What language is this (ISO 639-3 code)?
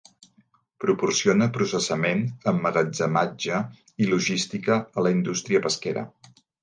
cat